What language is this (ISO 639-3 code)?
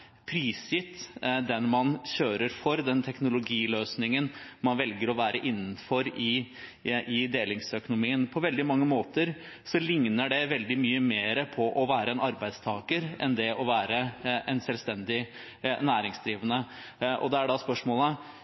nob